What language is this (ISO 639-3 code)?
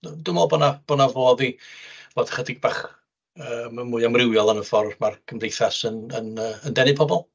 cym